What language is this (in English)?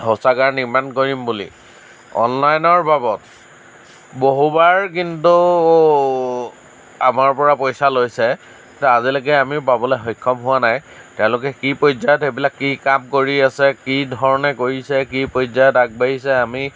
Assamese